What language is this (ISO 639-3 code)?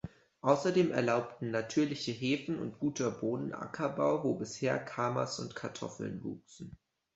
deu